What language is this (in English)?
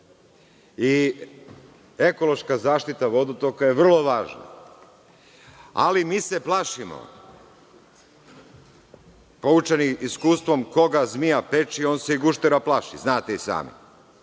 Serbian